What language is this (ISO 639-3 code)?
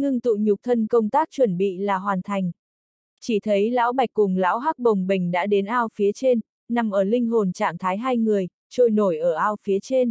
vie